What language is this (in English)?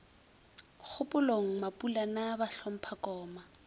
Northern Sotho